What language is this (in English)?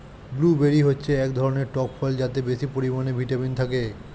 Bangla